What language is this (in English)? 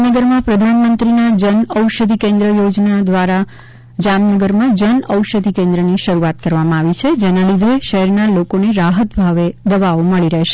Gujarati